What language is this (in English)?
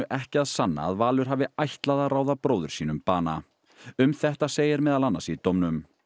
Icelandic